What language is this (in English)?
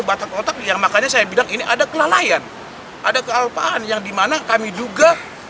Indonesian